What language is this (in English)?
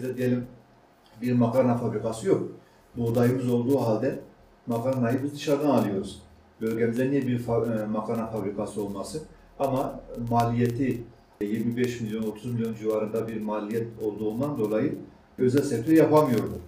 Turkish